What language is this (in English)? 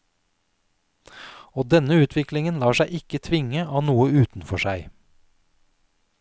Norwegian